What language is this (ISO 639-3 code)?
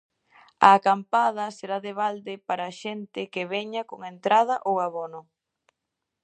glg